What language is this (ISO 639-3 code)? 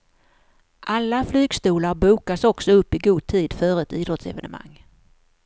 swe